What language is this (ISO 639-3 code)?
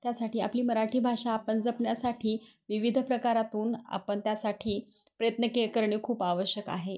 mar